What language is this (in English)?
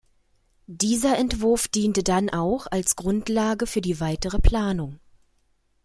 German